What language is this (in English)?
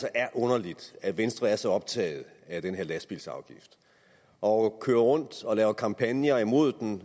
Danish